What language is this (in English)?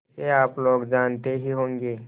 Hindi